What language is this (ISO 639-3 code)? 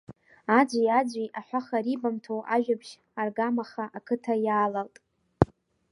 abk